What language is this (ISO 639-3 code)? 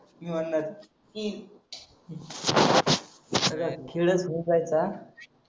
mar